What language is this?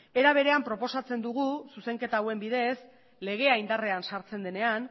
Basque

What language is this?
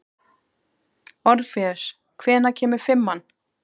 Icelandic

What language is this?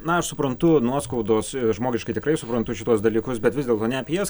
Lithuanian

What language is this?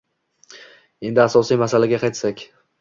Uzbek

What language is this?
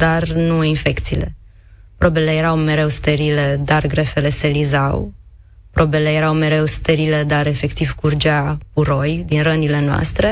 Romanian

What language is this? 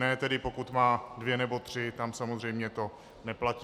Czech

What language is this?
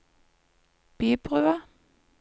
Norwegian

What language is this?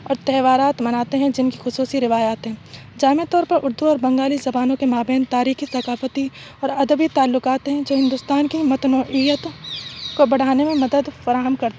Urdu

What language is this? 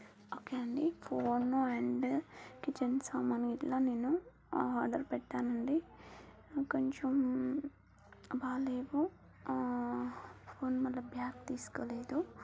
Telugu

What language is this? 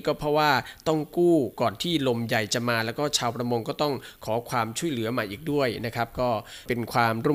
Thai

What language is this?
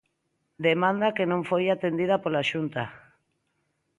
Galician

